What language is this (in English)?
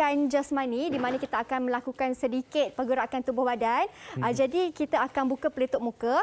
Malay